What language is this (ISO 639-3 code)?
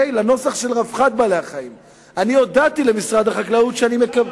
heb